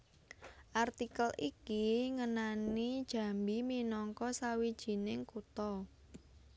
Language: Javanese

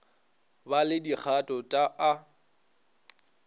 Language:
Northern Sotho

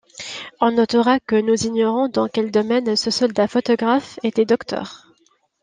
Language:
French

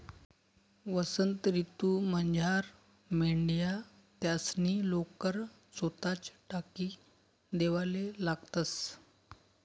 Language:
Marathi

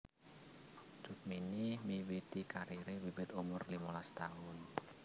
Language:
Javanese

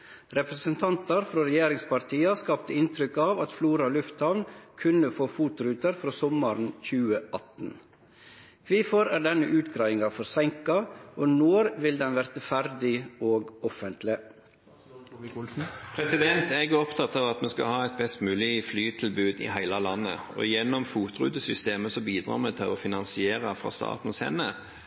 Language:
Norwegian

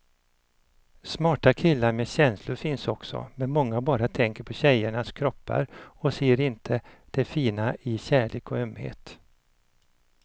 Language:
Swedish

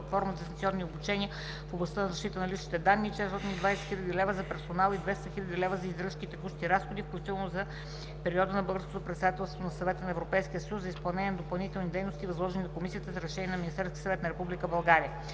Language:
Bulgarian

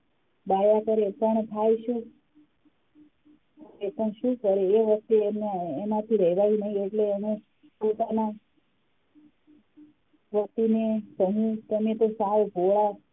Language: Gujarati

